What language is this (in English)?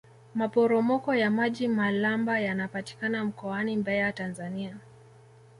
Swahili